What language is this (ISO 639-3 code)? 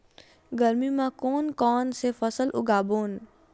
hne